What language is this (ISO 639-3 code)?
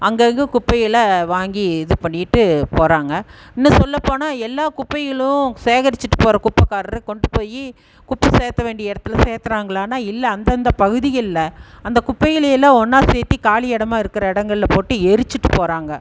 tam